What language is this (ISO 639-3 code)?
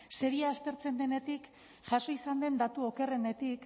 eus